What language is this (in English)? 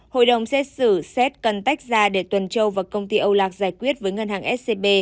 Vietnamese